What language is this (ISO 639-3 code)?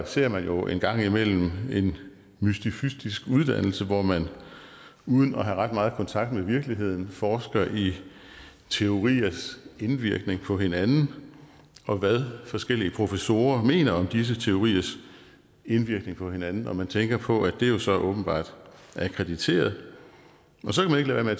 dan